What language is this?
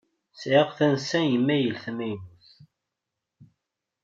Kabyle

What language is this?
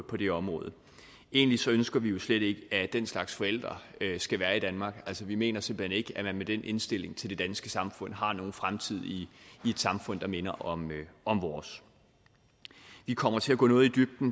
Danish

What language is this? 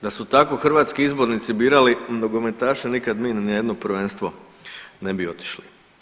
Croatian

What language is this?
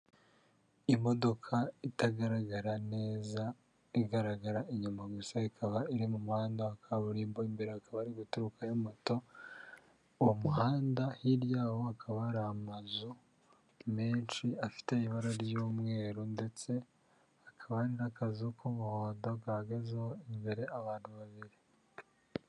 Kinyarwanda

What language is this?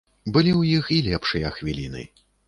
Belarusian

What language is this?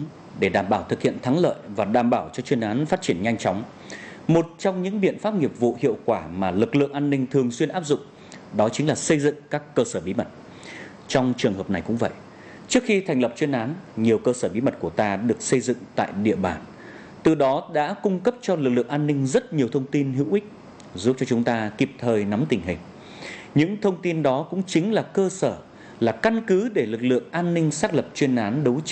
Vietnamese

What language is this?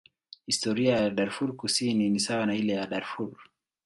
Swahili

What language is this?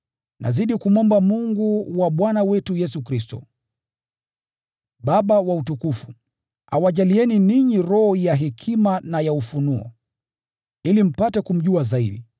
Swahili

